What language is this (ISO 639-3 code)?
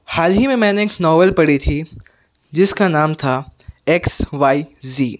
urd